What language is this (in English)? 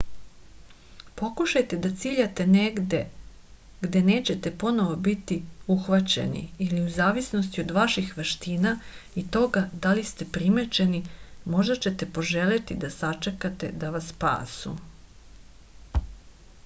Serbian